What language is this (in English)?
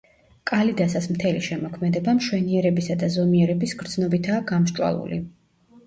Georgian